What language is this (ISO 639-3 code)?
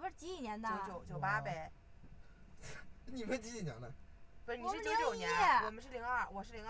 zho